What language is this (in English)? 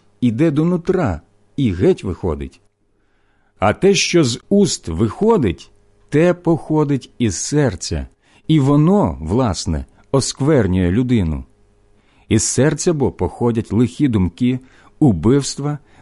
Ukrainian